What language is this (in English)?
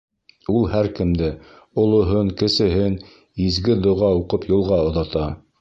Bashkir